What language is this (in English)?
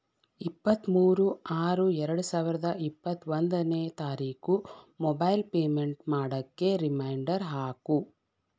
Kannada